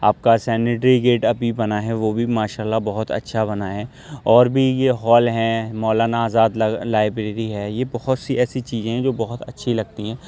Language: Urdu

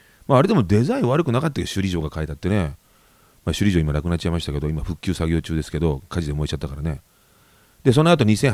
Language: Japanese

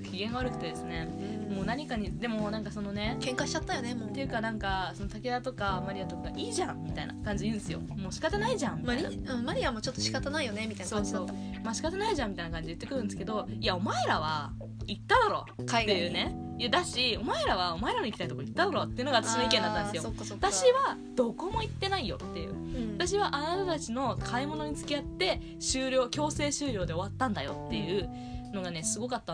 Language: Japanese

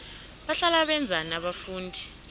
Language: South Ndebele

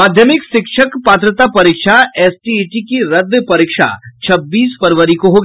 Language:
Hindi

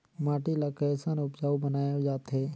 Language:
Chhattisgarhi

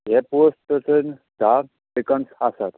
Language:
Konkani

